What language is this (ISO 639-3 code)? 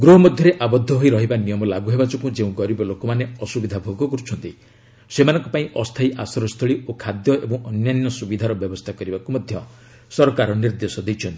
ori